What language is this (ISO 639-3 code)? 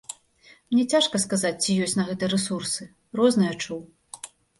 bel